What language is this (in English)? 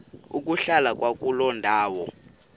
Xhosa